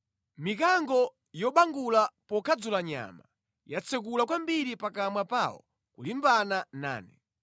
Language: Nyanja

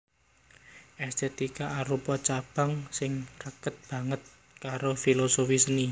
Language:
Javanese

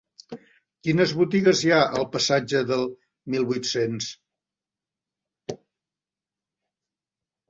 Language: Catalan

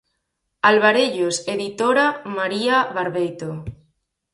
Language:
Galician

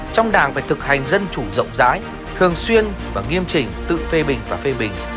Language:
Vietnamese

